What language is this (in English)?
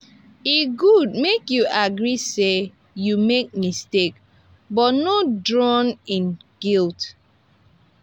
Nigerian Pidgin